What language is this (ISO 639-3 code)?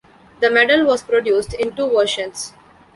eng